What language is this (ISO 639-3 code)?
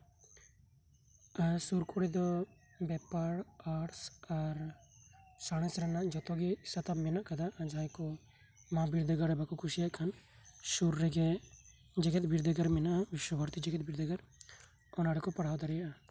sat